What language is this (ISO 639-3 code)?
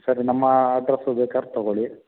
kan